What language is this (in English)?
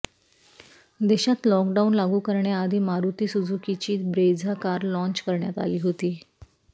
Marathi